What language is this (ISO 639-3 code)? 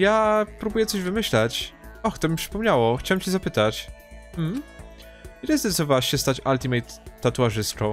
pol